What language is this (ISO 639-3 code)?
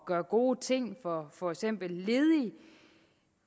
dan